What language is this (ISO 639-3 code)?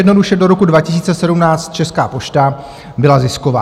ces